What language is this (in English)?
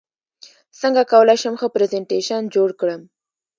Pashto